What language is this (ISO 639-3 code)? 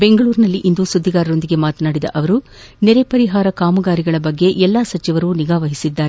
kan